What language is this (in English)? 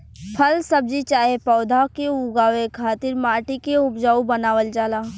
Bhojpuri